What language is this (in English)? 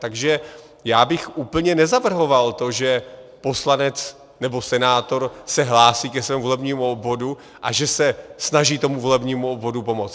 Czech